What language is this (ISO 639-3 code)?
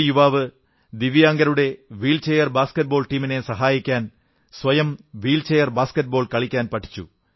mal